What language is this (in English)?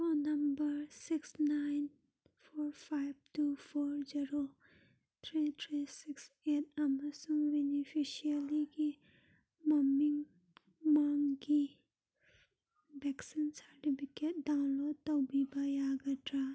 Manipuri